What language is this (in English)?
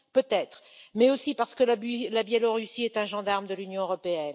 French